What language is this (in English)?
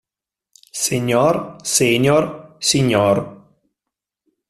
Italian